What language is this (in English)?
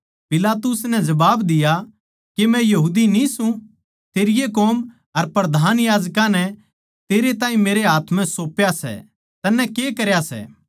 Haryanvi